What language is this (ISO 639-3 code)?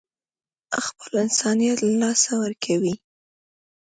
pus